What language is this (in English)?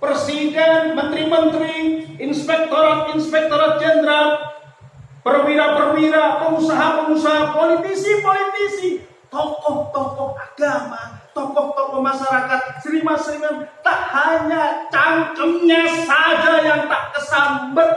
Indonesian